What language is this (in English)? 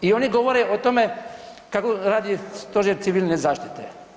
Croatian